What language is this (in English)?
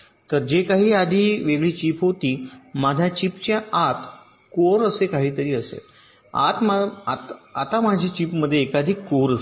Marathi